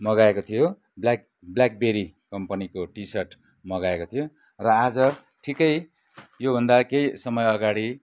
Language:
Nepali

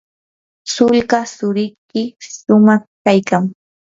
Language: Yanahuanca Pasco Quechua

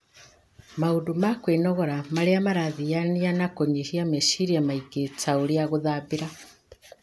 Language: Kikuyu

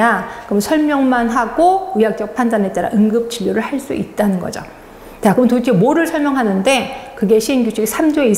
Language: Korean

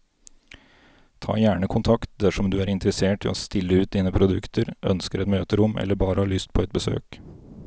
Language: Norwegian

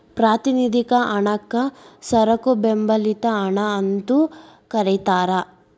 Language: Kannada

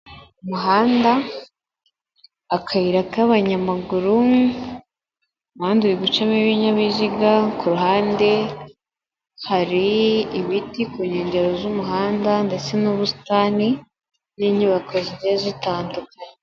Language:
Kinyarwanda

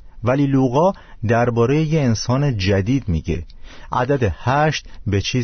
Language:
Persian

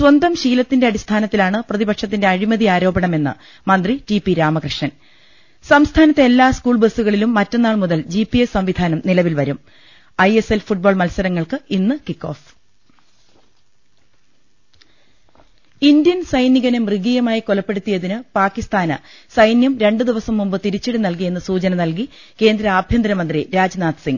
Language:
Malayalam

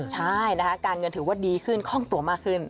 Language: Thai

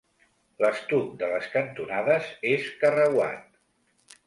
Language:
Catalan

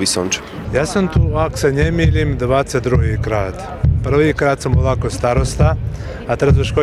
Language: Slovak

